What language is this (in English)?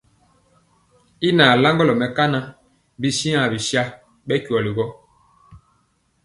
Mpiemo